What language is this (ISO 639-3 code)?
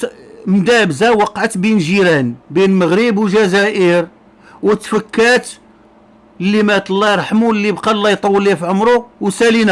ara